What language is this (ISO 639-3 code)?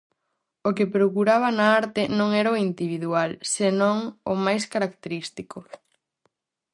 glg